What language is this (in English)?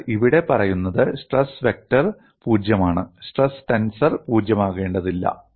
Malayalam